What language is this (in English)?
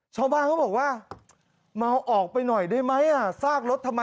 Thai